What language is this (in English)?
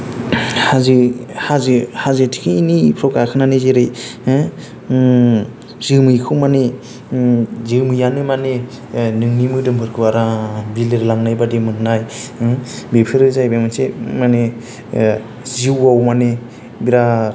Bodo